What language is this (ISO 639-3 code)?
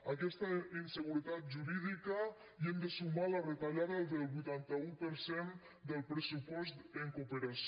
cat